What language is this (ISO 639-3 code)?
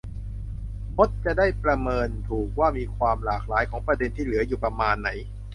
tha